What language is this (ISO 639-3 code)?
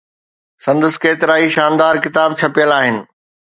snd